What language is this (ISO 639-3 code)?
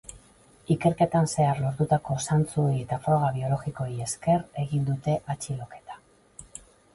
eus